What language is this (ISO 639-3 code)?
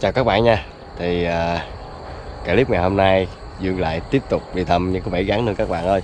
vie